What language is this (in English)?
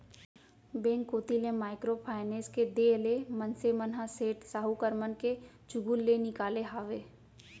Chhattisgarhi